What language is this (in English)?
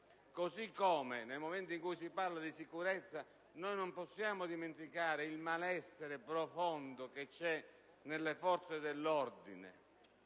Italian